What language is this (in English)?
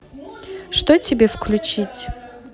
Russian